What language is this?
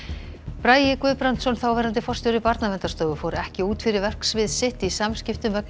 Icelandic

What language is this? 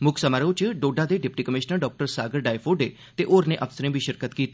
Dogri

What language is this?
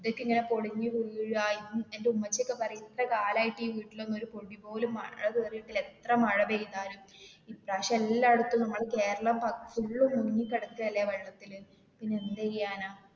Malayalam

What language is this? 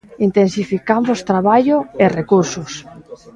Galician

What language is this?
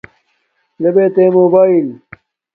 Domaaki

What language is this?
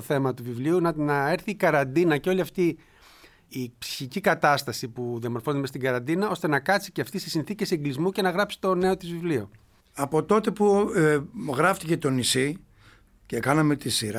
Greek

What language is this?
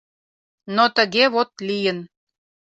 Mari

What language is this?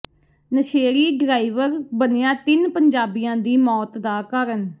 Punjabi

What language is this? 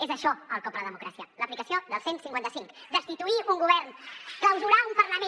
Catalan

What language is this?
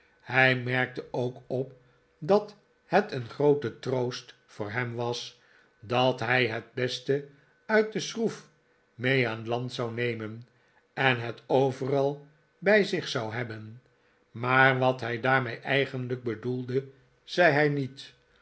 Dutch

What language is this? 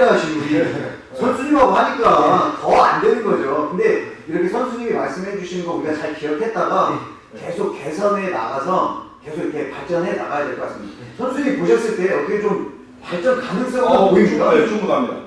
Korean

